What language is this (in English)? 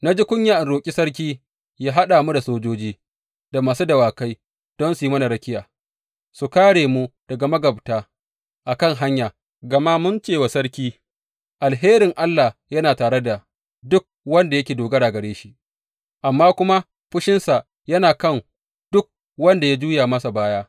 Hausa